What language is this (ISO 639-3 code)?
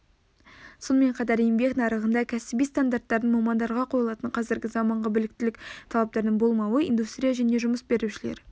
kaz